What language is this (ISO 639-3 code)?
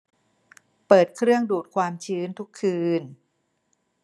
tha